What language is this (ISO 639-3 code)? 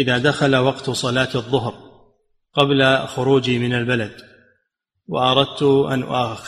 ara